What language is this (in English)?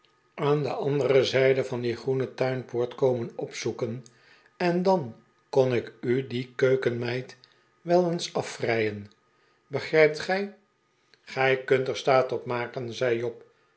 Dutch